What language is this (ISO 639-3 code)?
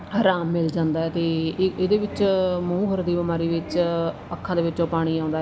pan